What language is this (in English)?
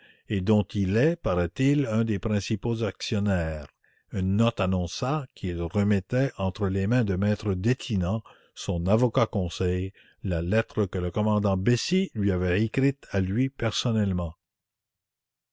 French